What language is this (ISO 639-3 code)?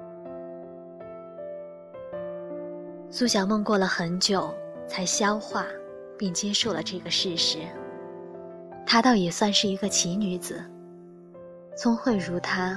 zho